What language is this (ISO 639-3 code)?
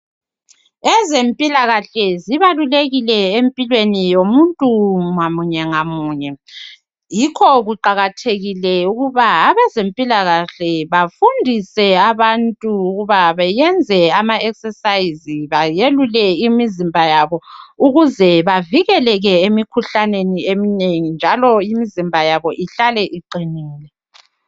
nde